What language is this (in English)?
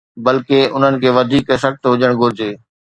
Sindhi